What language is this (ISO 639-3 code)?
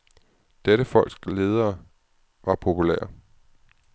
dan